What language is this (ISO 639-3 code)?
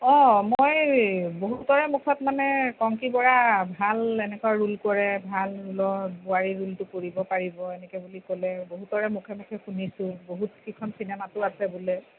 asm